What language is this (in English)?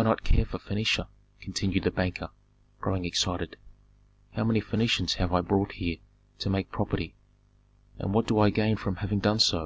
English